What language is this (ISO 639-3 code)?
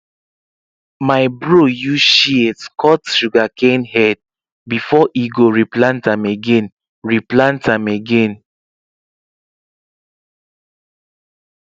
pcm